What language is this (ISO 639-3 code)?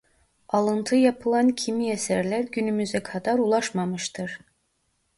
tur